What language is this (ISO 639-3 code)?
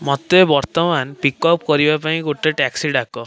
ori